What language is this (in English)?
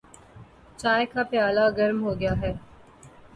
Urdu